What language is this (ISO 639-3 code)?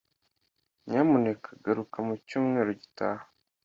kin